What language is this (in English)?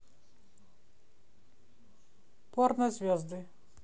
Russian